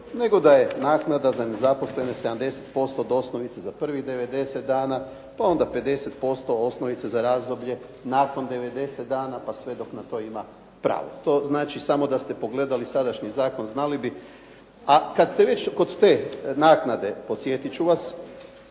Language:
Croatian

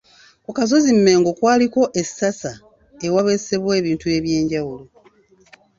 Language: Ganda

